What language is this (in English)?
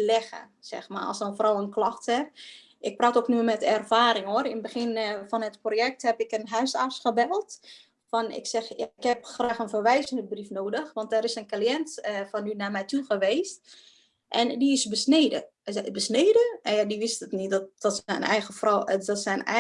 Dutch